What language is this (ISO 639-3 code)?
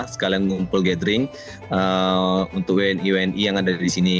ind